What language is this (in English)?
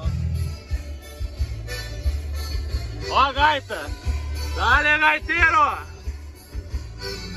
Portuguese